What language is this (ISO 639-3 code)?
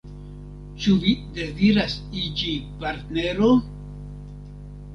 epo